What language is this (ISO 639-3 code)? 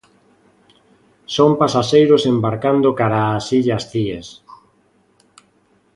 glg